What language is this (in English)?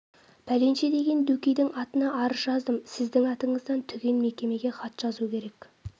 Kazakh